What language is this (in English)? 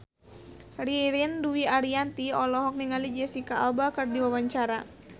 Sundanese